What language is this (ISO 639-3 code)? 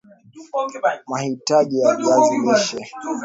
swa